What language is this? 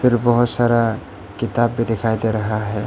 Hindi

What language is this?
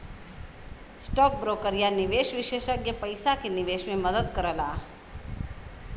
Bhojpuri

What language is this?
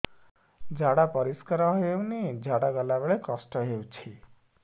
Odia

